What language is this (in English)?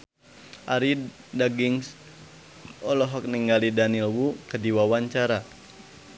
Sundanese